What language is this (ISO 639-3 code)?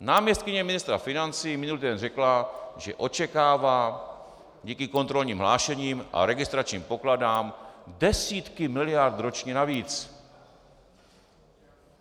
ces